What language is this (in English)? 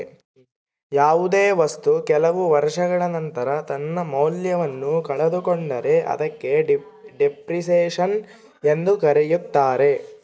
Kannada